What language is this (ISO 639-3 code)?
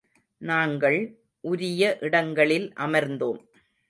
tam